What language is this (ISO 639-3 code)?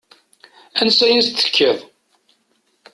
kab